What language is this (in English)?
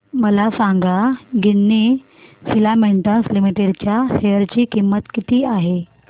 Marathi